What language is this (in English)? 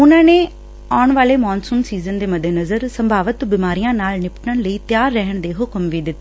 Punjabi